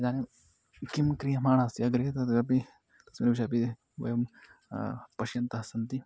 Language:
Sanskrit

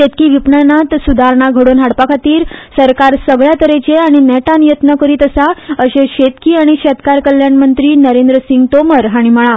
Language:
Konkani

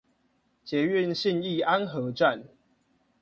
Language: Chinese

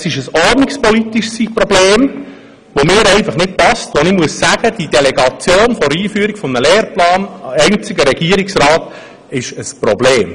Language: Swiss German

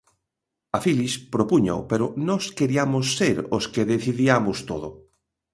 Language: Galician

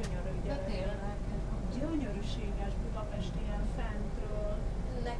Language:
Hungarian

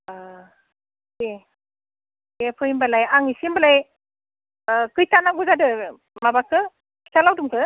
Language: Bodo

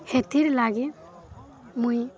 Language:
Odia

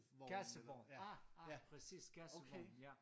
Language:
Danish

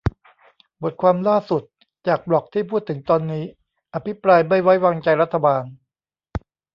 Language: Thai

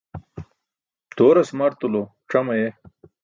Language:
Burushaski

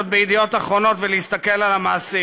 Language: Hebrew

